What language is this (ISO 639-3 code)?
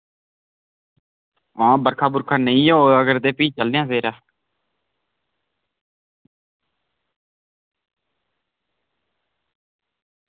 doi